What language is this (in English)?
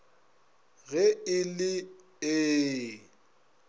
Northern Sotho